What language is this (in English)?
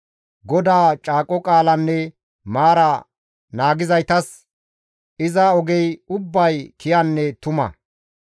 Gamo